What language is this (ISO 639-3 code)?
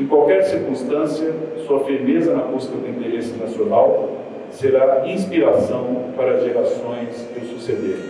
por